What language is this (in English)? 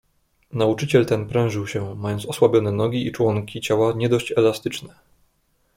Polish